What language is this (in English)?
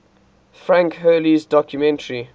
English